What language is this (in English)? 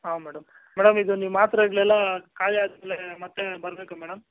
Kannada